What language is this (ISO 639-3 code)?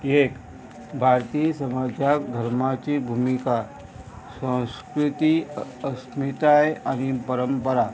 kok